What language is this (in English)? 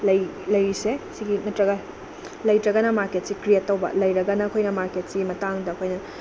Manipuri